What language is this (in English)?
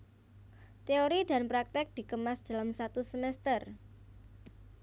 Javanese